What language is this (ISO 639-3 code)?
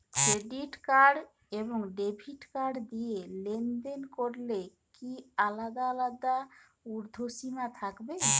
ben